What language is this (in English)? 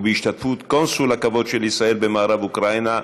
Hebrew